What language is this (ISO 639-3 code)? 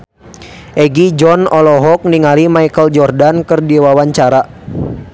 sun